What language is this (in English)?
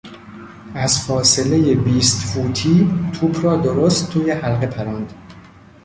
Persian